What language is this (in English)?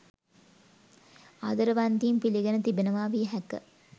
Sinhala